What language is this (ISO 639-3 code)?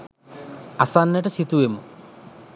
sin